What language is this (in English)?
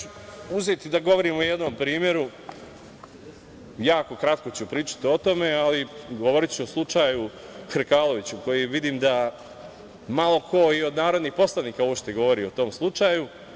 Serbian